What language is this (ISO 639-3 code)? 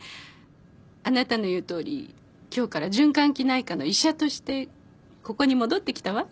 jpn